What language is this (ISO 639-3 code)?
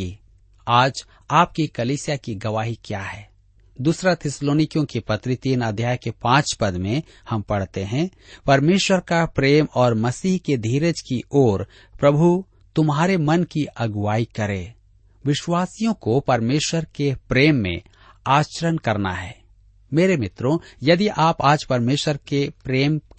hin